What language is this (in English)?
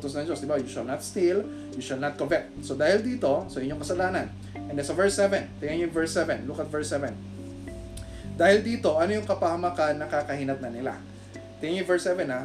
Filipino